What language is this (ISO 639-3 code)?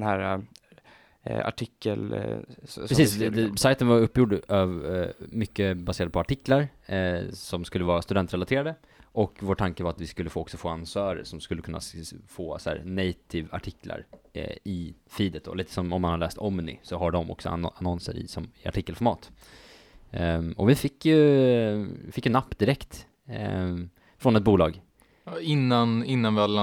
swe